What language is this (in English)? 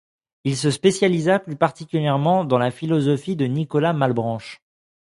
French